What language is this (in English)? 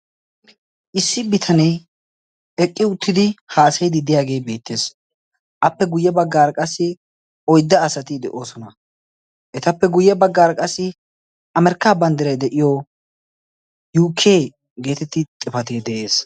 Wolaytta